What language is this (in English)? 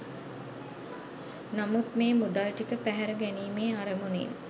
Sinhala